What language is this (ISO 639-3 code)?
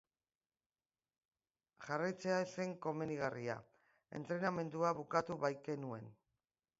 eus